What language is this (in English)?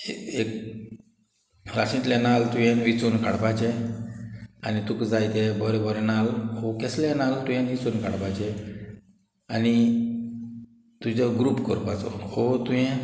Konkani